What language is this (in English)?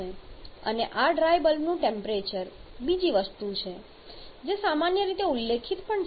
Gujarati